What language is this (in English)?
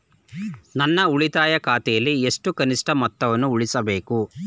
Kannada